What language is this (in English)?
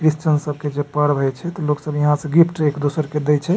Maithili